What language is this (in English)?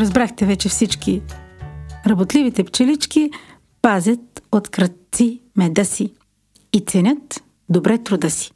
Bulgarian